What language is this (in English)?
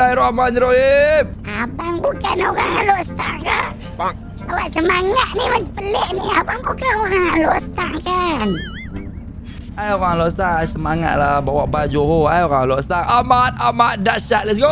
Malay